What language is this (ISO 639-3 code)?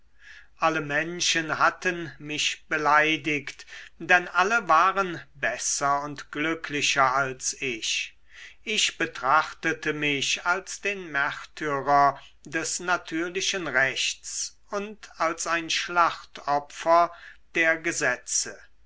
deu